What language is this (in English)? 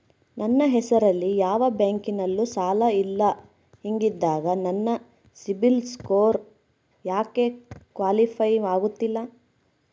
Kannada